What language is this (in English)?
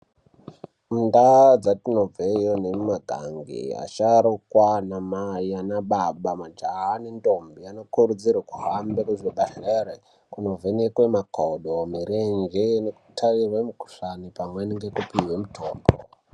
Ndau